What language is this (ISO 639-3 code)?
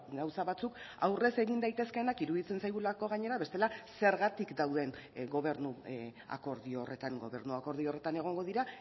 eus